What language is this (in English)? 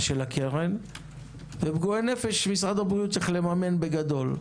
Hebrew